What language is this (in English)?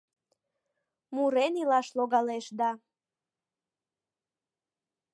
Mari